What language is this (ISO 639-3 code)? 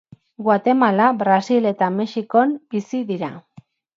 eus